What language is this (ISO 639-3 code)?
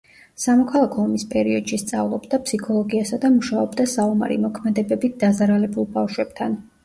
kat